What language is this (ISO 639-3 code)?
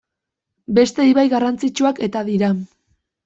eus